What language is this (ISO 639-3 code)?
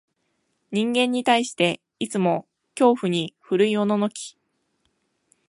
jpn